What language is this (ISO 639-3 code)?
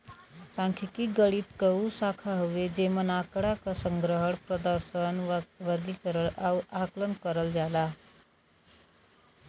bho